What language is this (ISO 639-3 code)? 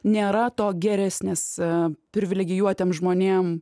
lit